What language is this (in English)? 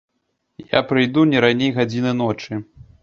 Belarusian